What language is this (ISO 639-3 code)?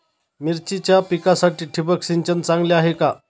mar